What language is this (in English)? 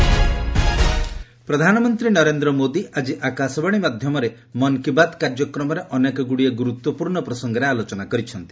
Odia